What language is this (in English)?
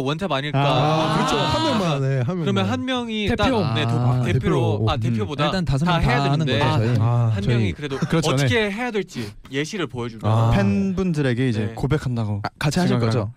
Korean